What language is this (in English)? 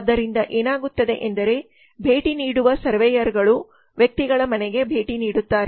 Kannada